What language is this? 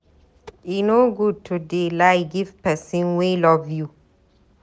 Nigerian Pidgin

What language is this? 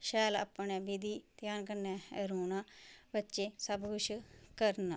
Dogri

